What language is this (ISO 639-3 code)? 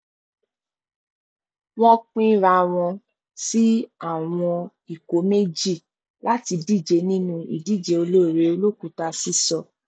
yor